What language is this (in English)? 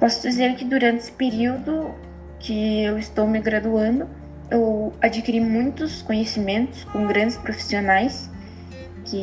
Portuguese